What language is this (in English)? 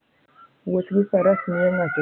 Luo (Kenya and Tanzania)